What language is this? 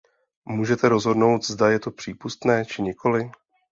Czech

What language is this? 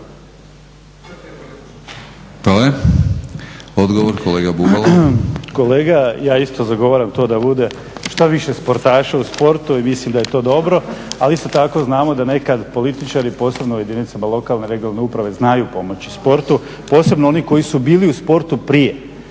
Croatian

